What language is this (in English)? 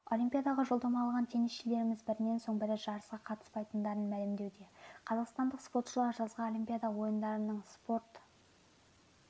Kazakh